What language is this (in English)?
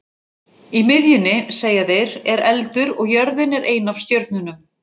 Icelandic